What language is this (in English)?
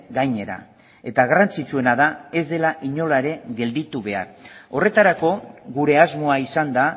Basque